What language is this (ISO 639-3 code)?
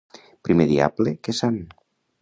cat